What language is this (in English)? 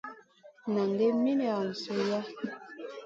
Masana